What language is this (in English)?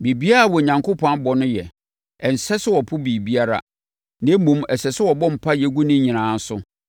Akan